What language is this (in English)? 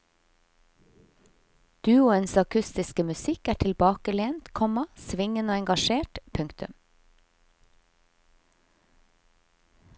Norwegian